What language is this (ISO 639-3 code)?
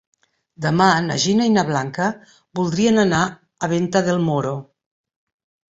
cat